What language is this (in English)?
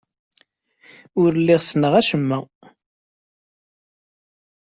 Kabyle